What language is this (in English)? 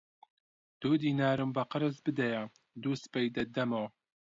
Central Kurdish